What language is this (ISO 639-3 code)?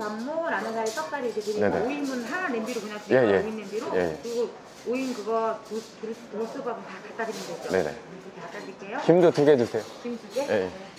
kor